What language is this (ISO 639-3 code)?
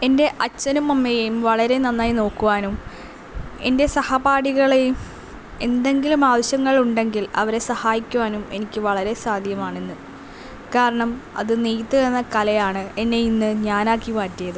mal